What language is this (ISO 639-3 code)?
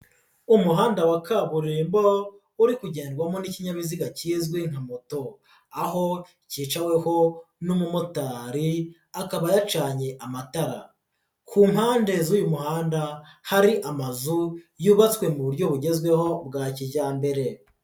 kin